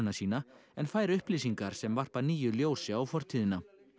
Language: Icelandic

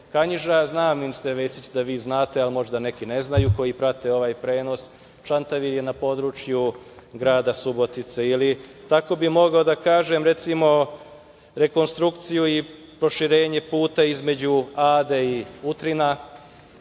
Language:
Serbian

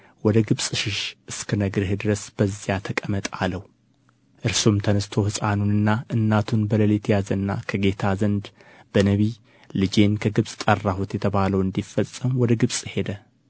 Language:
Amharic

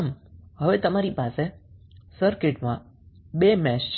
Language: Gujarati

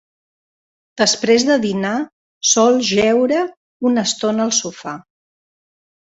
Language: Catalan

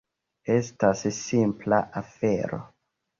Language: Esperanto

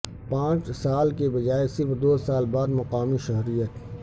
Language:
Urdu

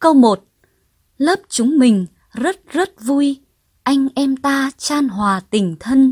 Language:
Vietnamese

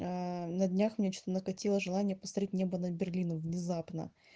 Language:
Russian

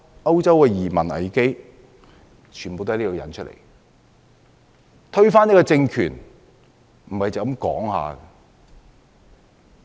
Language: Cantonese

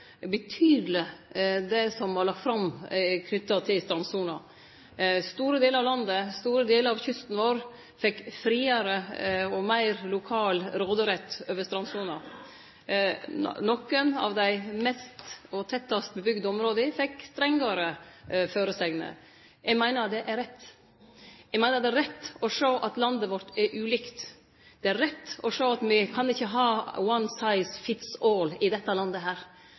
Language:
Norwegian Nynorsk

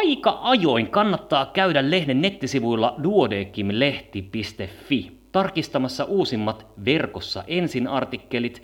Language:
Finnish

